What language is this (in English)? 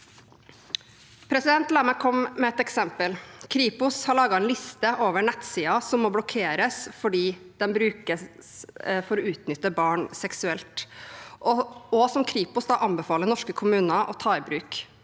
Norwegian